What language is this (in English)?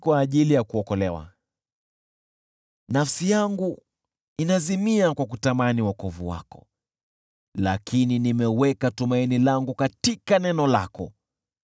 Swahili